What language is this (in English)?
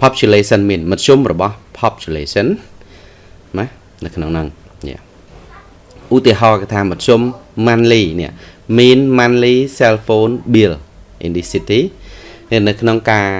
Vietnamese